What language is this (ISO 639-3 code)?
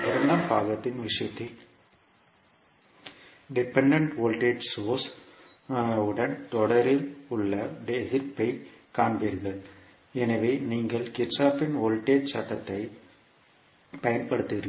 tam